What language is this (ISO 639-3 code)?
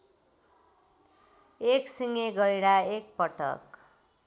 nep